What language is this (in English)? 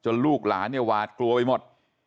Thai